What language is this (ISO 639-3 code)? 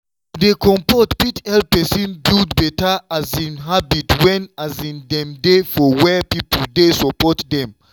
pcm